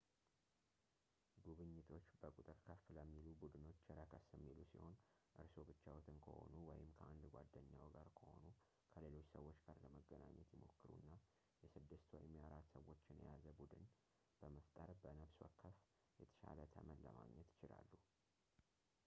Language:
Amharic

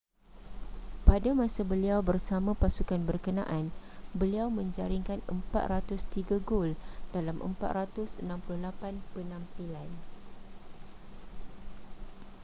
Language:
Malay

